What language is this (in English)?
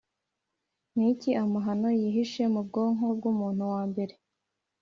Kinyarwanda